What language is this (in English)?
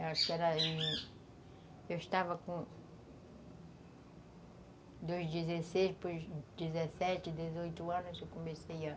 Portuguese